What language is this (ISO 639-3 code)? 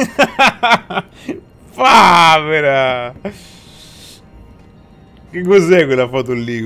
ita